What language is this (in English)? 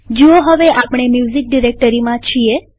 Gujarati